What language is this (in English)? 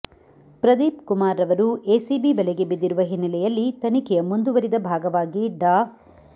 Kannada